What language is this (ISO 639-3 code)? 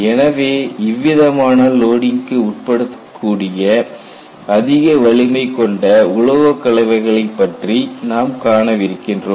tam